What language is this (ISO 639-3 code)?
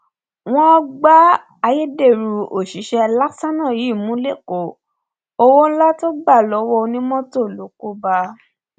yor